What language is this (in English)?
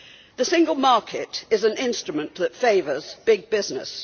English